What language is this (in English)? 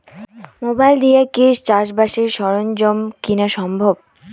Bangla